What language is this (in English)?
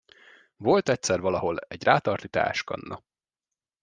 Hungarian